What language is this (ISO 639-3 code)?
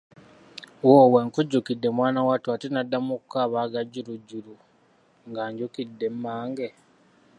lug